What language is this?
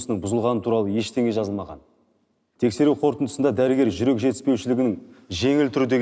Turkish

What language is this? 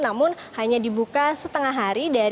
Indonesian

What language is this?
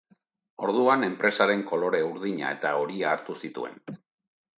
Basque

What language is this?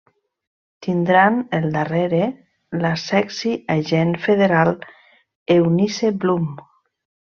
Catalan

